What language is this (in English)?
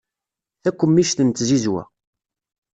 Kabyle